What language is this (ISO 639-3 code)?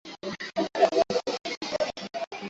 swa